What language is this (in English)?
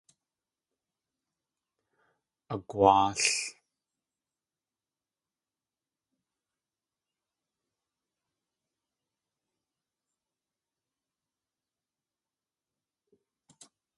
Tlingit